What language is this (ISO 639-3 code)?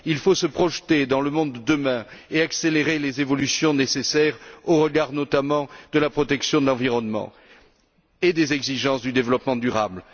fra